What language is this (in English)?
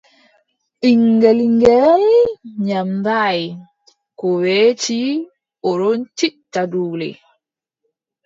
Adamawa Fulfulde